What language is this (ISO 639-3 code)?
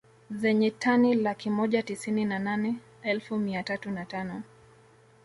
swa